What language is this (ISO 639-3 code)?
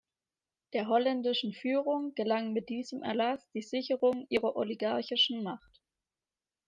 deu